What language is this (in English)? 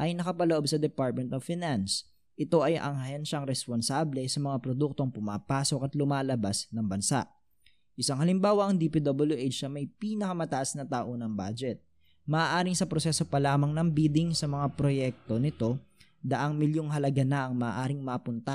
Filipino